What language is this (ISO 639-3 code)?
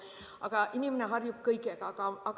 est